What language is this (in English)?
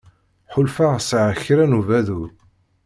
Kabyle